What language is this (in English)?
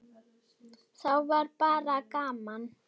Icelandic